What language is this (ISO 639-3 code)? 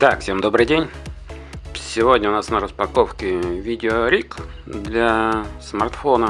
rus